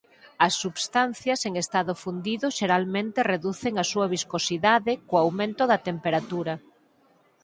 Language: Galician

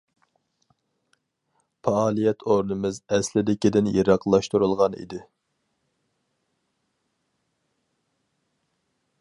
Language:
Uyghur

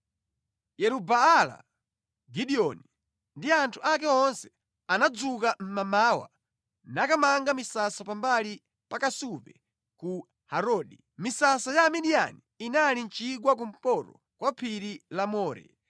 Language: Nyanja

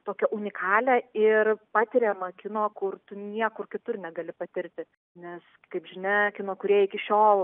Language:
Lithuanian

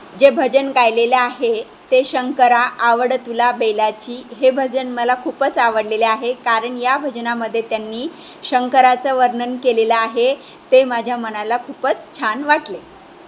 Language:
Marathi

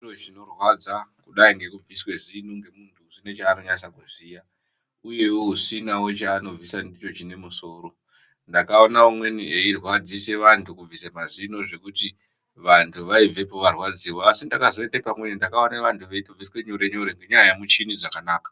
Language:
Ndau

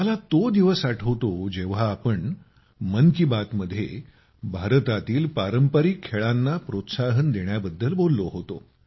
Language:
Marathi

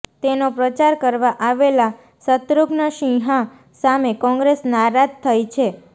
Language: Gujarati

